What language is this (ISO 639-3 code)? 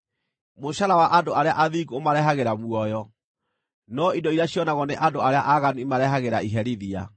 kik